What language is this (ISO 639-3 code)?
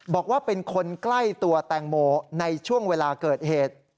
tha